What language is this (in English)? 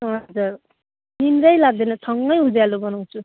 Nepali